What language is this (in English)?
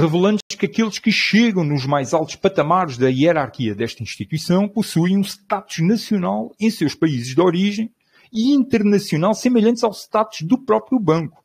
Portuguese